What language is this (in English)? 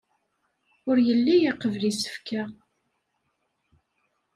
Kabyle